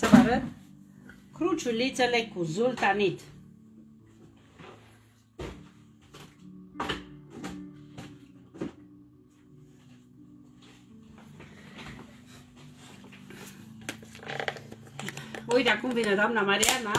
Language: Romanian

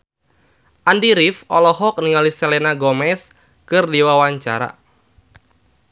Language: Sundanese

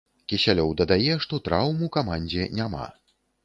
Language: Belarusian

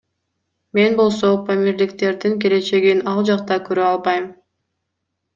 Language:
Kyrgyz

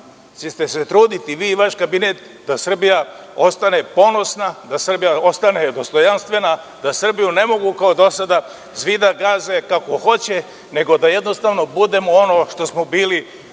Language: Serbian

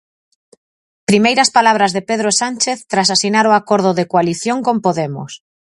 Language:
Galician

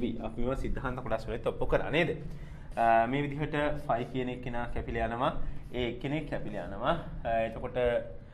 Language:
Indonesian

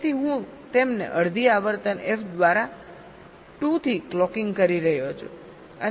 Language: Gujarati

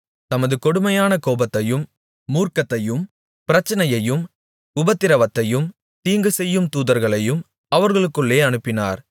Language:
Tamil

